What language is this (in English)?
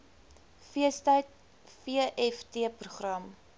Afrikaans